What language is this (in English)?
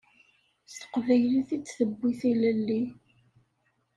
Kabyle